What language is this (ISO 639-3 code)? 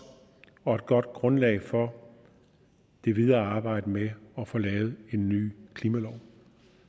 dan